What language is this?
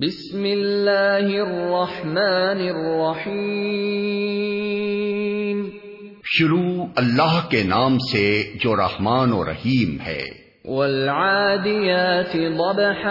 Urdu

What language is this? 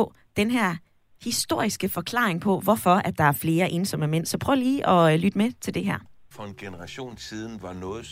Danish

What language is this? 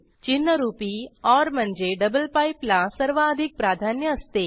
Marathi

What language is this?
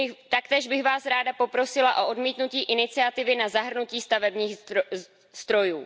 Czech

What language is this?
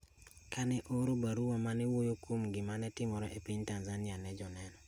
Luo (Kenya and Tanzania)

